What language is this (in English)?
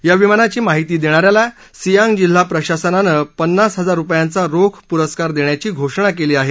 Marathi